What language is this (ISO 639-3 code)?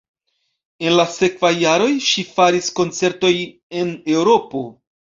epo